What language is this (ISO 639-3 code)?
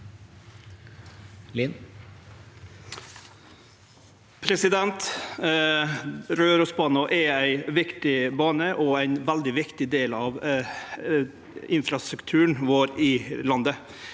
nor